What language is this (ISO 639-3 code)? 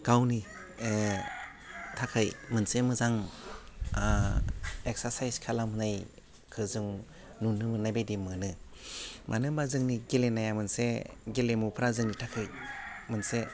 brx